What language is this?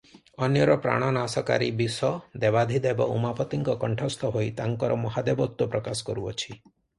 Odia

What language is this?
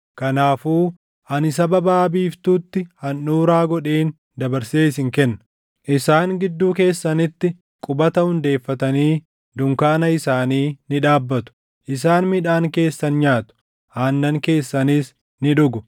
Oromo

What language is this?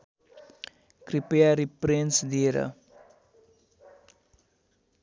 Nepali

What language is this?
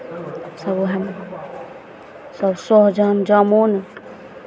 Maithili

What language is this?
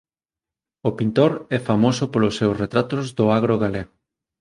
Galician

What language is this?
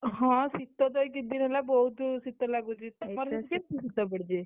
Odia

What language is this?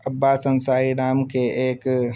Urdu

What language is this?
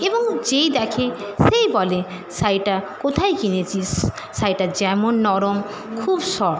Bangla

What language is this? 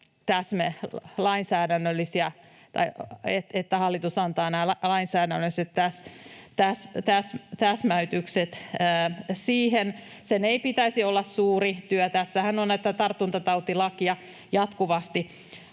Finnish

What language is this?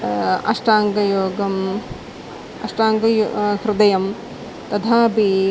Sanskrit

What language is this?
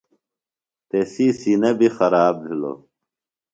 Phalura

